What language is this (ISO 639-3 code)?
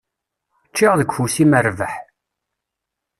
kab